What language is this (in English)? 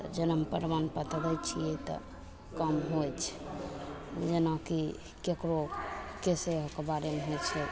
Maithili